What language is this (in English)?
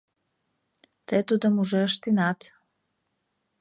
Mari